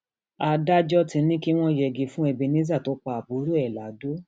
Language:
Yoruba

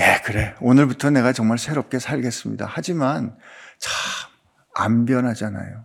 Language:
Korean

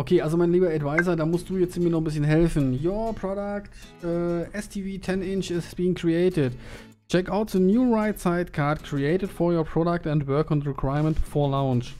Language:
German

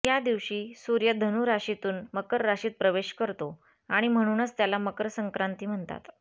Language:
Marathi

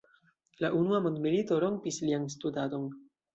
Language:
Esperanto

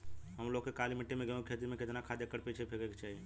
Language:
Bhojpuri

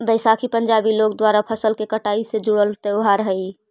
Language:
Magahi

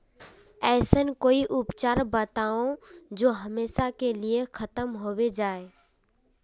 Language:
Magahi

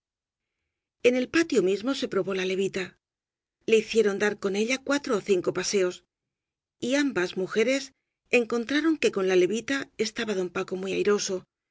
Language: Spanish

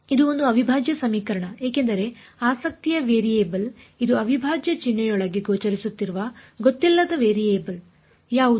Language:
Kannada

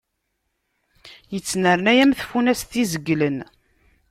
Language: Kabyle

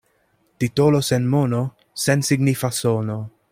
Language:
Esperanto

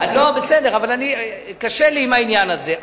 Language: Hebrew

